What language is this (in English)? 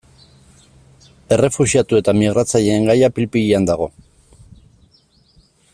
Basque